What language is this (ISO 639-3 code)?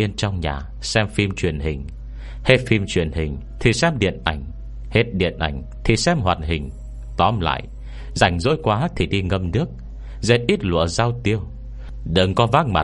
vie